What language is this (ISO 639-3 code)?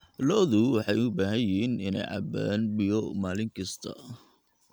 som